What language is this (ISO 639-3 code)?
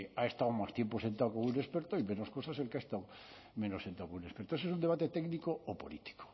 spa